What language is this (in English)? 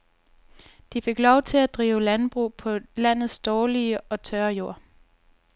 Danish